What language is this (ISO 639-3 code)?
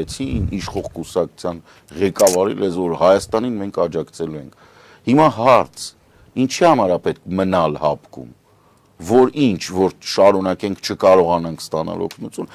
ron